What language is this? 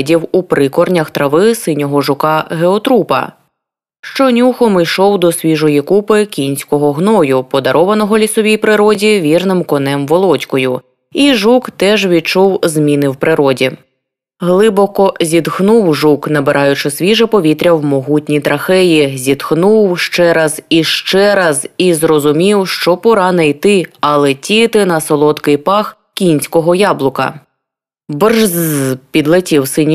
Ukrainian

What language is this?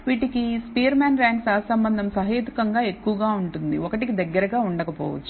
Telugu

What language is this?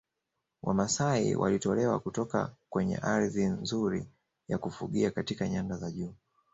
Swahili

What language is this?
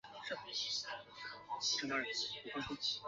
Chinese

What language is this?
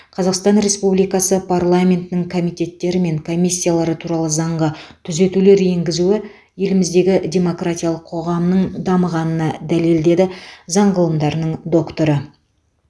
Kazakh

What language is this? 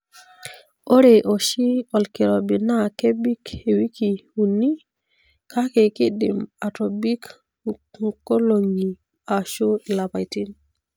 Masai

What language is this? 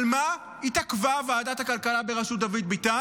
Hebrew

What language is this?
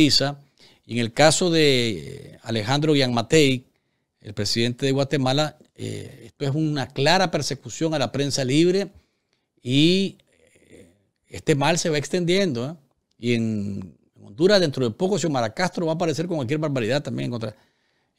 Spanish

